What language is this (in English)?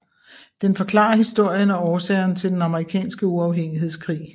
Danish